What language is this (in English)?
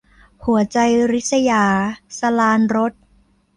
Thai